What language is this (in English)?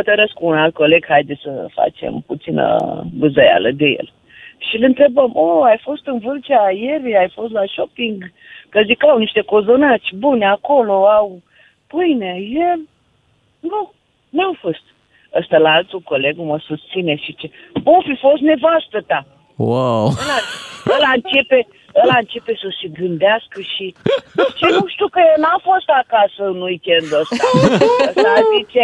Romanian